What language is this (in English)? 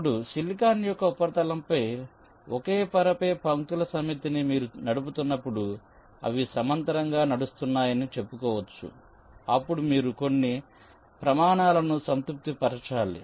Telugu